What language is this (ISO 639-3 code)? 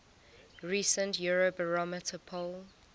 eng